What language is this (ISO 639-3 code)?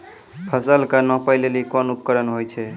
mai